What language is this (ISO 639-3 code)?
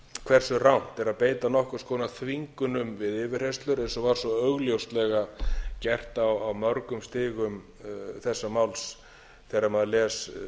isl